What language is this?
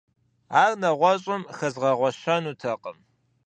Kabardian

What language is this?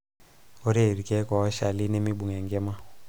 Masai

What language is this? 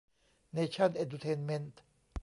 Thai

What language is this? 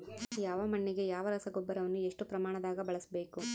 Kannada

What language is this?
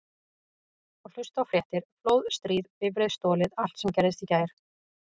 Icelandic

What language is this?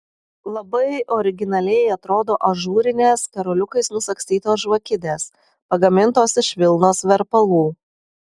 Lithuanian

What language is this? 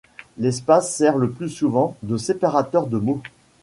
French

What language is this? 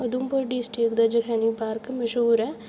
Dogri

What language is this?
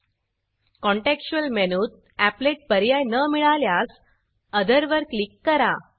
Marathi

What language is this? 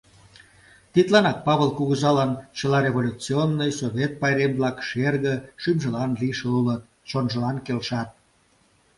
Mari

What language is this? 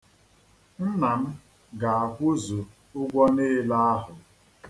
Igbo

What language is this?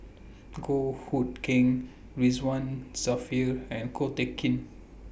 English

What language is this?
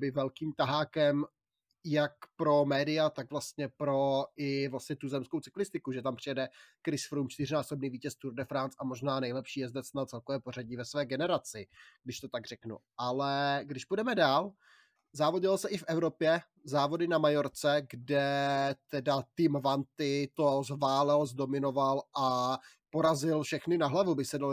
Czech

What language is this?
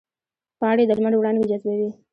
Pashto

